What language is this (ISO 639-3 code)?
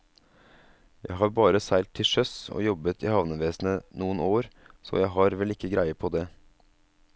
nor